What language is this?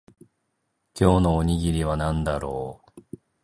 Japanese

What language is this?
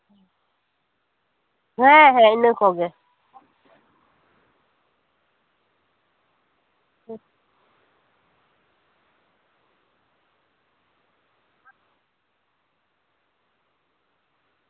Santali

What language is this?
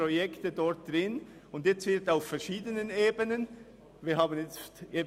Swiss German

